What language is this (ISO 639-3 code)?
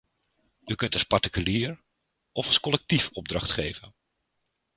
nld